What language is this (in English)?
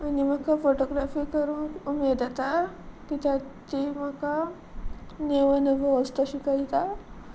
Konkani